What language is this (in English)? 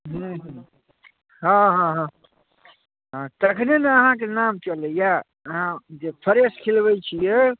Maithili